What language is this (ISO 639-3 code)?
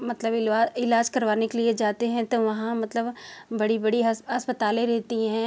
hin